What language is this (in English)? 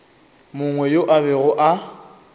Northern Sotho